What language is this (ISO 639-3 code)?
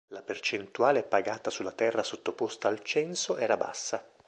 ita